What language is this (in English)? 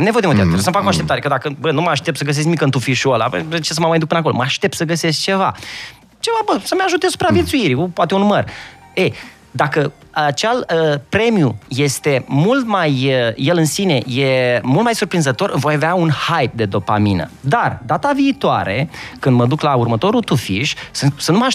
Romanian